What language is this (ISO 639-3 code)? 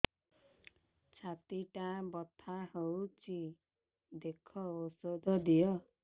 ori